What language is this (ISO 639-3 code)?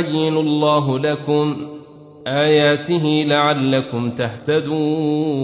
ara